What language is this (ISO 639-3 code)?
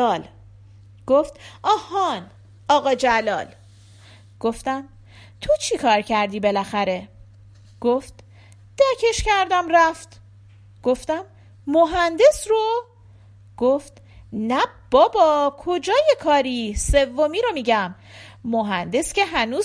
fas